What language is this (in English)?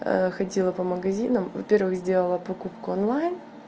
Russian